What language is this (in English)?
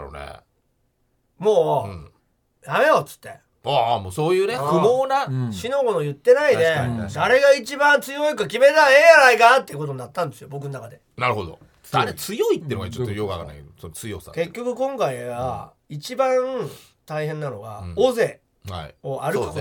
Japanese